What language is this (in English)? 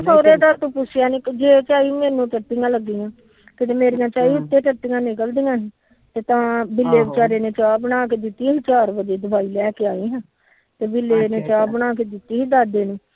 Punjabi